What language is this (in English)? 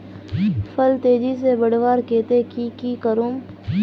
Magahi